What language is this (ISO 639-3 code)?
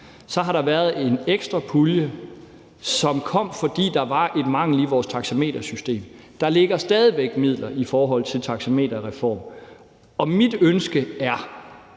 dan